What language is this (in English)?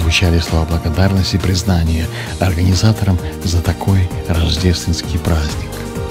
Russian